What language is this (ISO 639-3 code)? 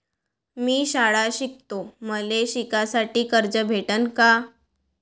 mar